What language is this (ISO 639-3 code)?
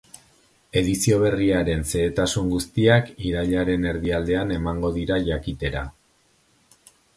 eus